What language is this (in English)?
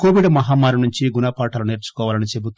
Telugu